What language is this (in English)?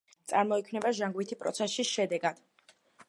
Georgian